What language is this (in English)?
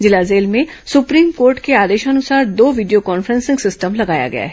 Hindi